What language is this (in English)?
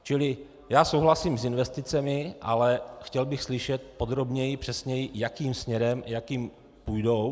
Czech